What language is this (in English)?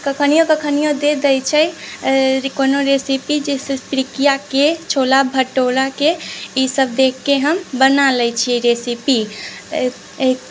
Maithili